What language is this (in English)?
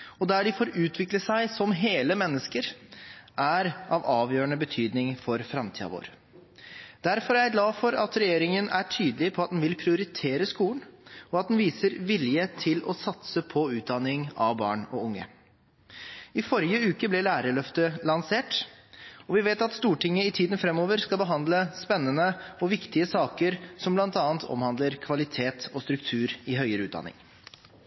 Norwegian Bokmål